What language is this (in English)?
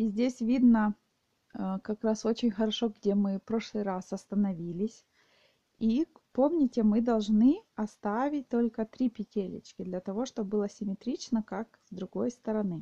Russian